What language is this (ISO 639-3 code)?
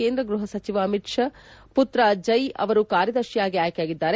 kan